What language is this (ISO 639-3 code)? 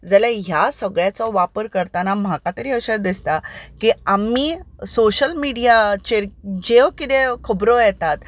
kok